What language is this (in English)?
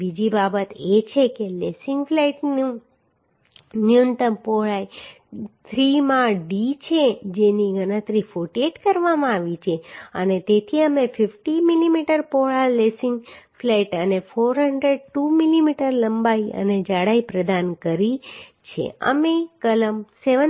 Gujarati